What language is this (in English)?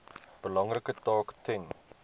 Afrikaans